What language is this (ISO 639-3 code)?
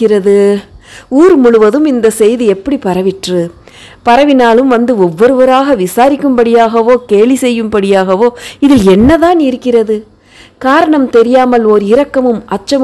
ron